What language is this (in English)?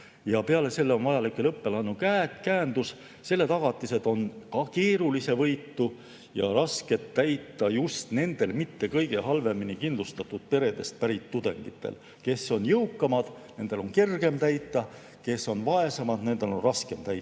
Estonian